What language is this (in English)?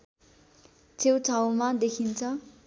Nepali